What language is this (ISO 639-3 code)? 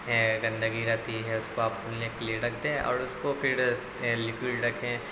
urd